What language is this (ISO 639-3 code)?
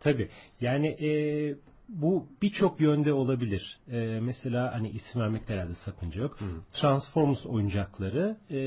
tur